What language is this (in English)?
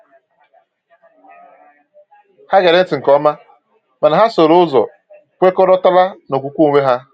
Igbo